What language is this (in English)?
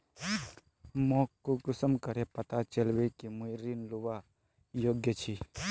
Magahi